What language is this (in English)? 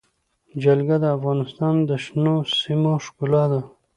Pashto